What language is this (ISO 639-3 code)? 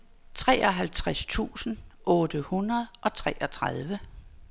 dan